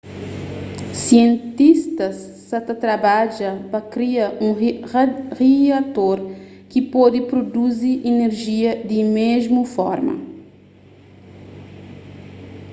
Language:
Kabuverdianu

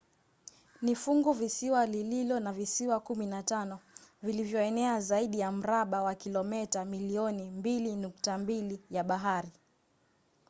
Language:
Swahili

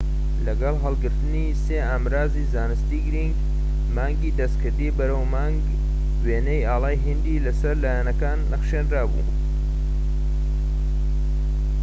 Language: Central Kurdish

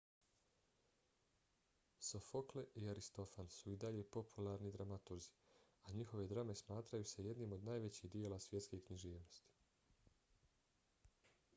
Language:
Bosnian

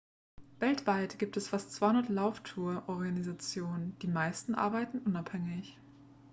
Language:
German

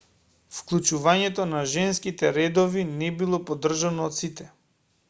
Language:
Macedonian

